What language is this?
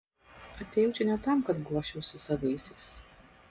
Lithuanian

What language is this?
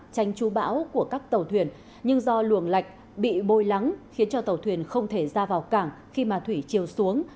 Vietnamese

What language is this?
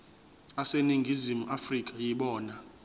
Zulu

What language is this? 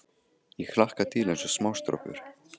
Icelandic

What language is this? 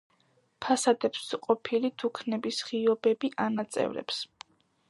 Georgian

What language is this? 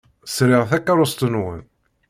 Kabyle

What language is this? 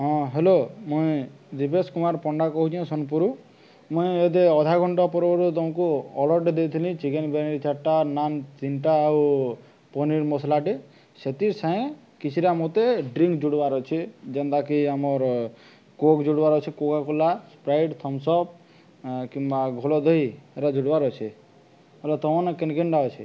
Odia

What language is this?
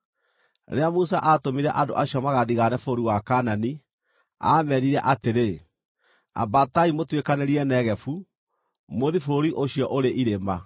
Kikuyu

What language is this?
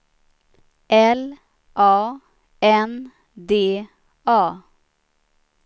Swedish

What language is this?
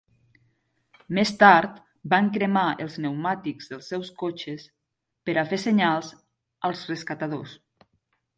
Catalan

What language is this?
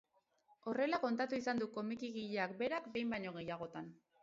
Basque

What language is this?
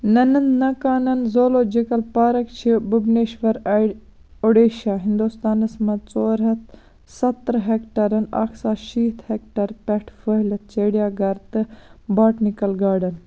Kashmiri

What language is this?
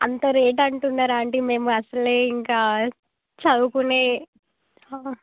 Telugu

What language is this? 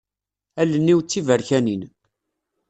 Kabyle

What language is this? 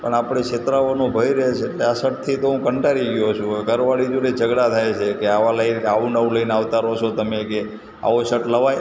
Gujarati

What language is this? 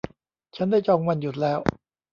Thai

